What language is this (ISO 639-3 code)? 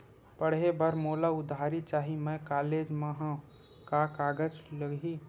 hne